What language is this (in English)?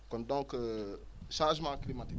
Wolof